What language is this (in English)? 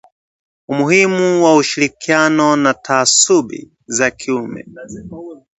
Swahili